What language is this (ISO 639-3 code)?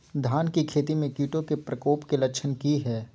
mag